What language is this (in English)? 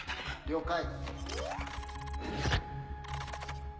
Japanese